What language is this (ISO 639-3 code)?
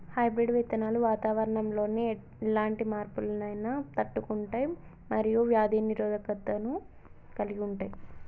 tel